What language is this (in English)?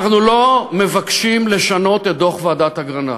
Hebrew